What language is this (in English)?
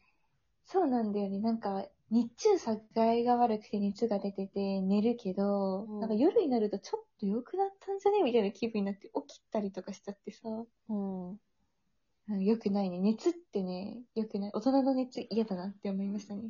Japanese